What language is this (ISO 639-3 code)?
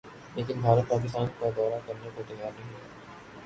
urd